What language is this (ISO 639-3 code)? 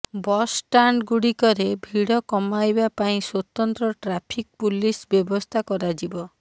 ori